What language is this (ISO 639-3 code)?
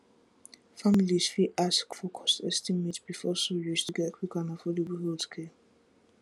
pcm